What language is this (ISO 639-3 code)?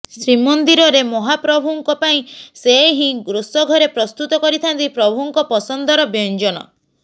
ori